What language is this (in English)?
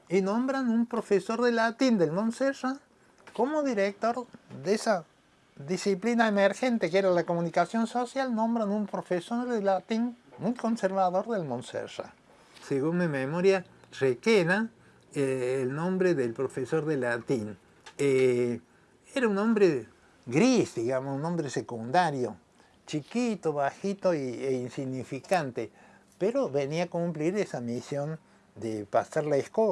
Spanish